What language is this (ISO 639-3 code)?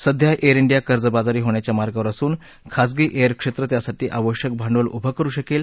mar